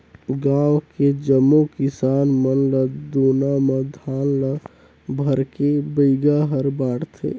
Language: Chhattisgarhi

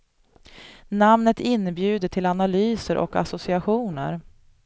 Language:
Swedish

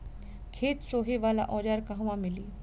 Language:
Bhojpuri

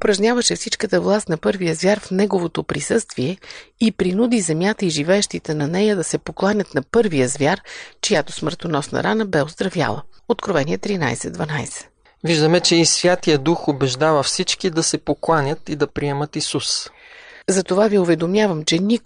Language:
Bulgarian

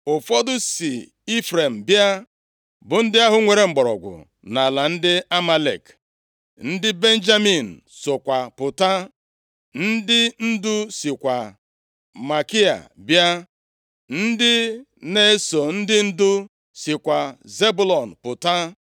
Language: Igbo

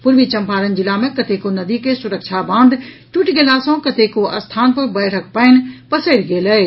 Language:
Maithili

